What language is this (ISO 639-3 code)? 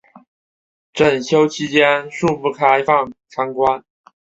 zho